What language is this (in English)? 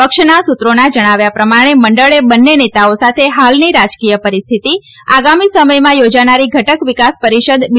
Gujarati